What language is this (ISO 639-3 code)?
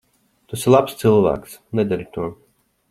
lav